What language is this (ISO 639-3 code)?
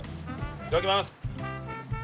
jpn